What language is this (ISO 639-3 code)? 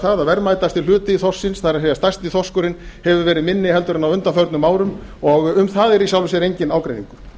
isl